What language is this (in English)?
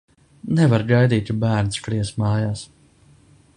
Latvian